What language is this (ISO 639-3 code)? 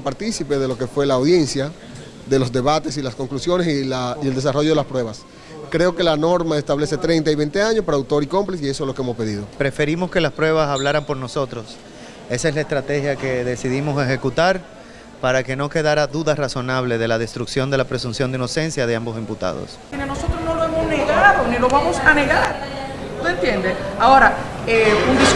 spa